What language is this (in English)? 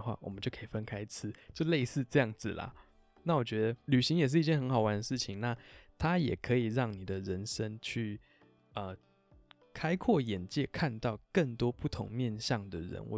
Chinese